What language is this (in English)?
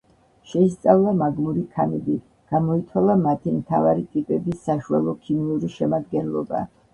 Georgian